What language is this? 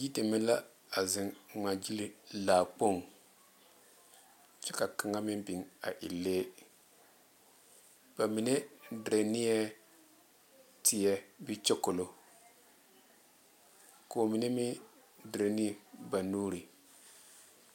Southern Dagaare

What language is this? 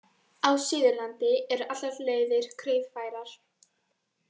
Icelandic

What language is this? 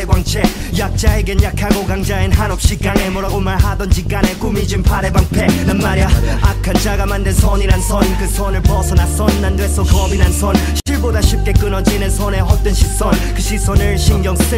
Korean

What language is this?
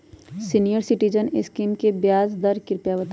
Magahi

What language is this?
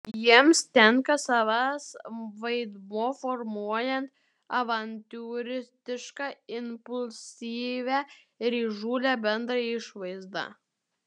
Lithuanian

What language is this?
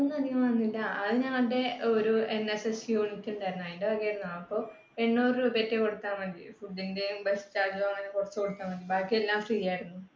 Malayalam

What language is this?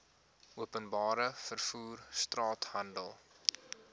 Afrikaans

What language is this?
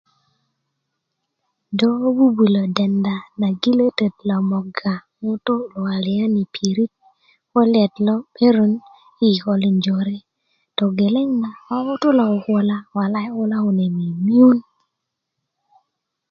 Kuku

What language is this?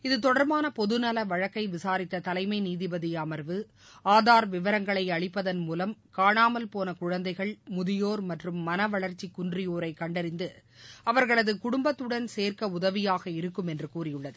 Tamil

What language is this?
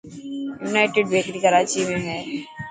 Dhatki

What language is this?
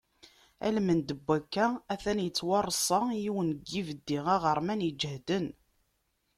Kabyle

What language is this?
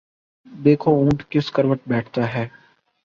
Urdu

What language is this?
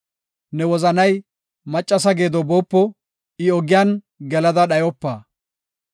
Gofa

